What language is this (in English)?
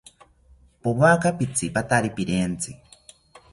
South Ucayali Ashéninka